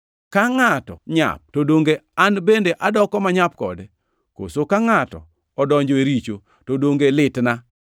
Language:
Luo (Kenya and Tanzania)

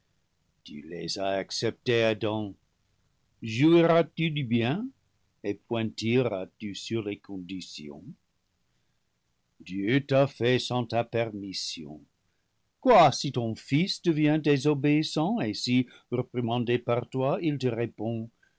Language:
French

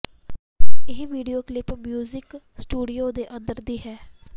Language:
Punjabi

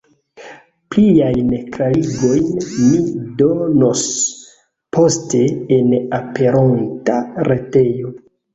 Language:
Esperanto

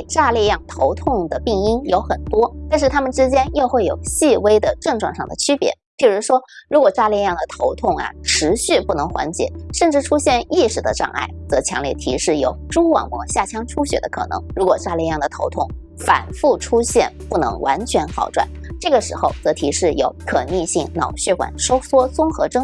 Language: Chinese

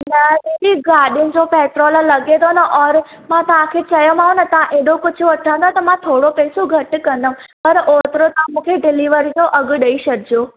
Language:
Sindhi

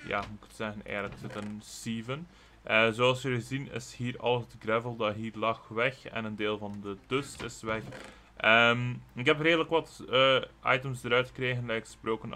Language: Dutch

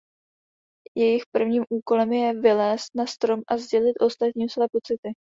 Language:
Czech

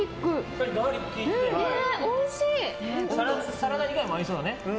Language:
Japanese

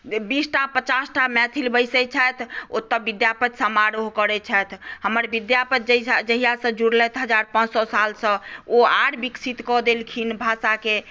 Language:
Maithili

